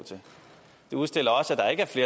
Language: Danish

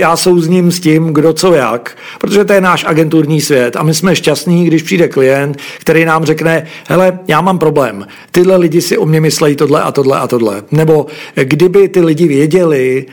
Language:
Czech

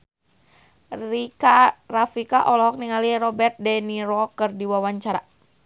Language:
Sundanese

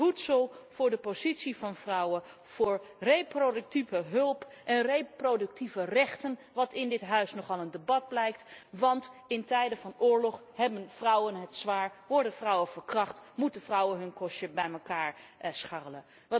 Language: Dutch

